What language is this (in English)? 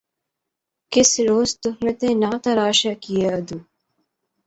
Urdu